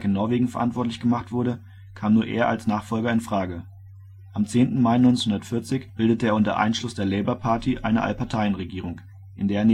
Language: German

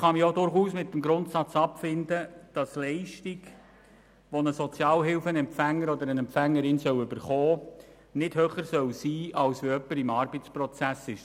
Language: Swiss German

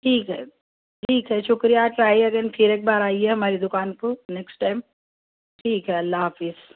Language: Urdu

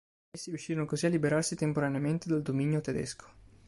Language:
Italian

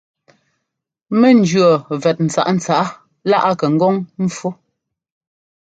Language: Ngomba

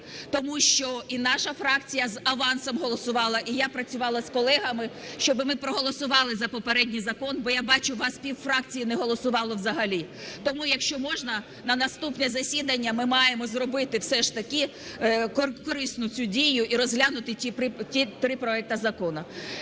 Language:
Ukrainian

